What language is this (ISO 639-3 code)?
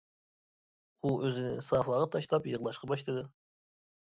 uig